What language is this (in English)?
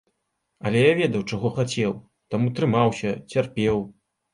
Belarusian